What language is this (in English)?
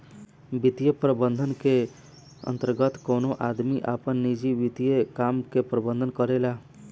Bhojpuri